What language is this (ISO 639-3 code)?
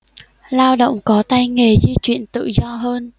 vie